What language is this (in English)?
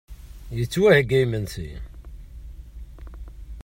Kabyle